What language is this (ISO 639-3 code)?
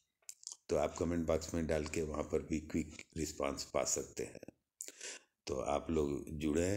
hin